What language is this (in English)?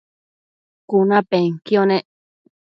Matsés